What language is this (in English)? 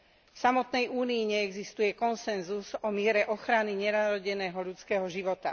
Slovak